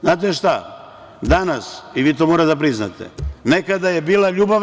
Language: Serbian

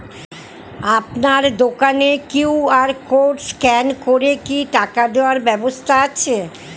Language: Bangla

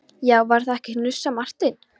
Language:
Icelandic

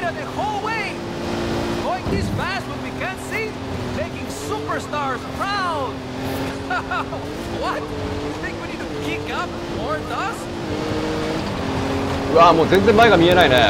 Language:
Japanese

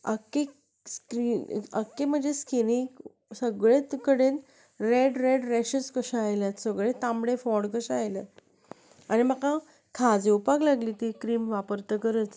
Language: Konkani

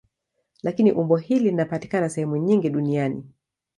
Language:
Swahili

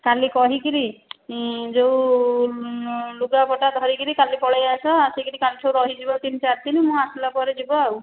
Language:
Odia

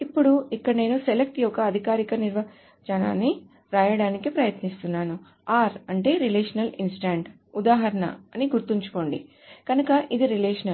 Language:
Telugu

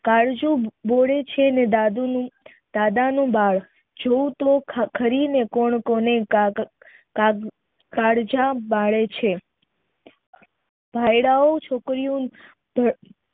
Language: Gujarati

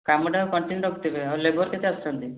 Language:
Odia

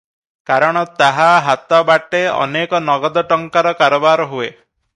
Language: Odia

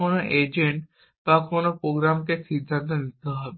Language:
Bangla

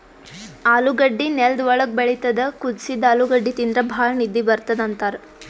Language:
Kannada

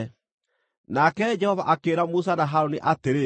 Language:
Kikuyu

